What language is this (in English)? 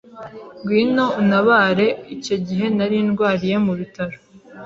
Kinyarwanda